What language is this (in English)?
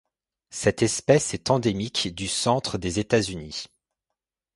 French